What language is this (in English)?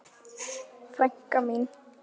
Icelandic